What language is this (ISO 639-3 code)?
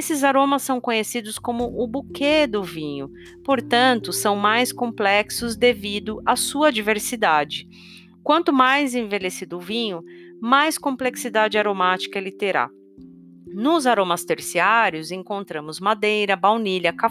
por